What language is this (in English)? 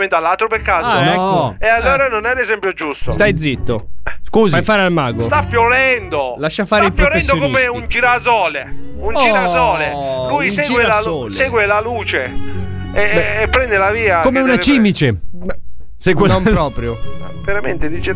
Italian